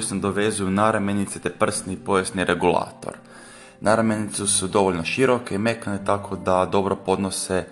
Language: Croatian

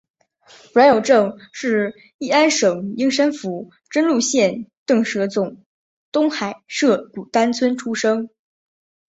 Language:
Chinese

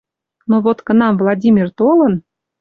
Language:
Western Mari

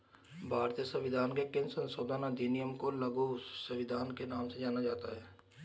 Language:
Hindi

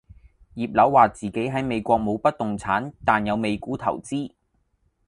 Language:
Cantonese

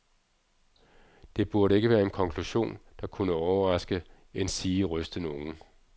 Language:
Danish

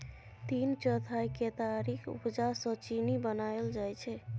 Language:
Maithili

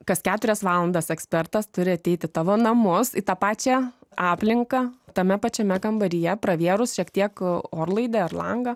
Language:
Lithuanian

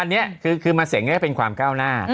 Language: Thai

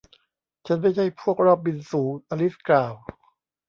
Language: Thai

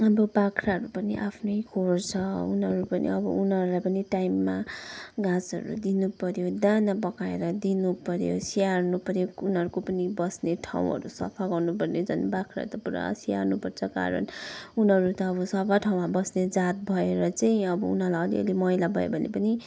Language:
Nepali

